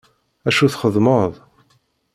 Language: Kabyle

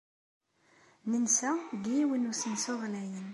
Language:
Kabyle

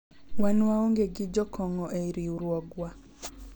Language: Luo (Kenya and Tanzania)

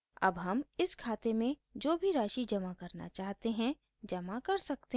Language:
Hindi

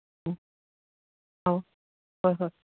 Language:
Manipuri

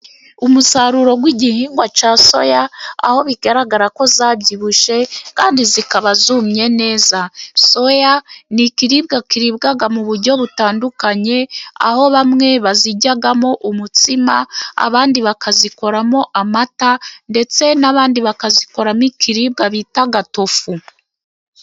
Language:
Kinyarwanda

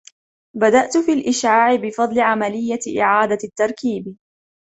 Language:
Arabic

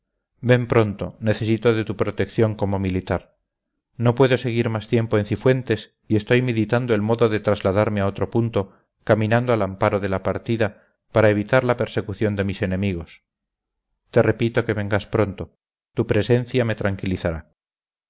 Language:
Spanish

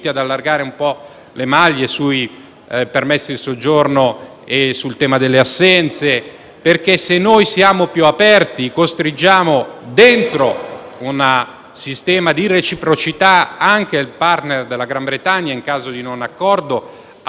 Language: Italian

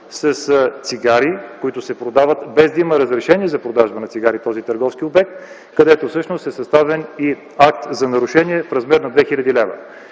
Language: Bulgarian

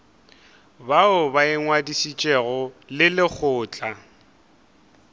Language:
Northern Sotho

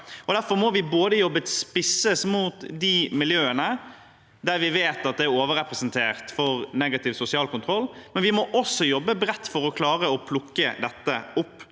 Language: Norwegian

